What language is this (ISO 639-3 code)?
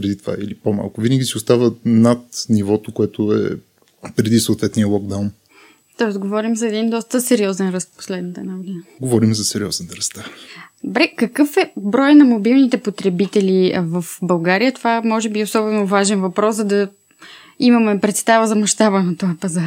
bul